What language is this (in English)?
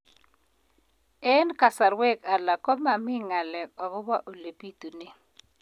Kalenjin